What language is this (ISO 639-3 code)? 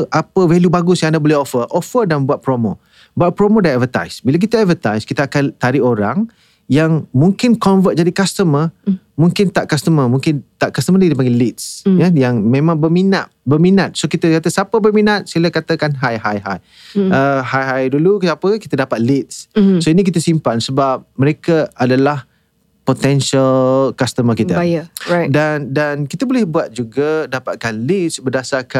msa